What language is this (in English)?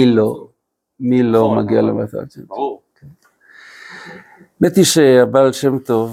Hebrew